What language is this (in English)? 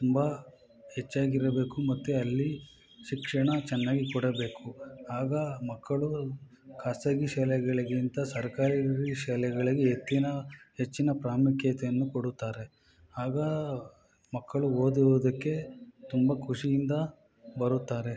Kannada